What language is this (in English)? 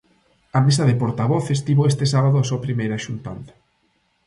Galician